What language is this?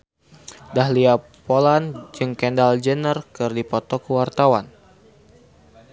Sundanese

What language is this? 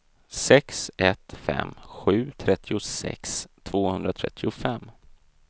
Swedish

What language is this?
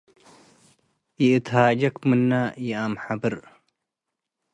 Tigre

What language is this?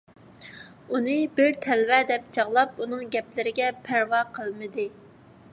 Uyghur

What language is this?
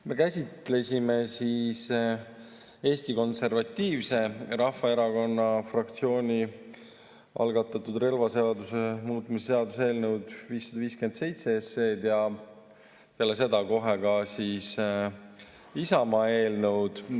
Estonian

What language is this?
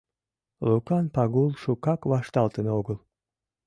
Mari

